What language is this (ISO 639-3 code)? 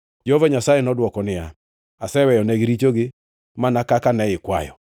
luo